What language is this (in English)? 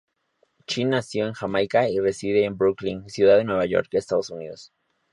Spanish